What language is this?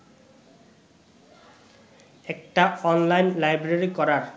Bangla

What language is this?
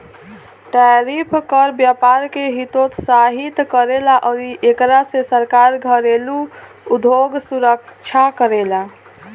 Bhojpuri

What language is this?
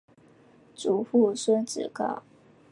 Chinese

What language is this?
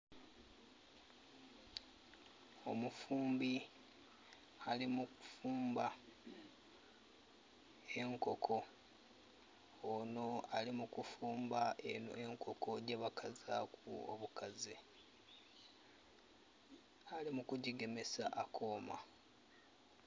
Soga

